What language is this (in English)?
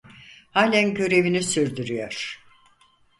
Turkish